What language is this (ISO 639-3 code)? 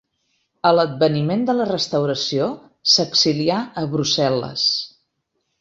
cat